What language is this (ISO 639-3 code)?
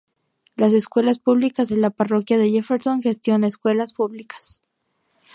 spa